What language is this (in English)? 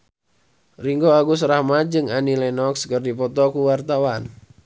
Sundanese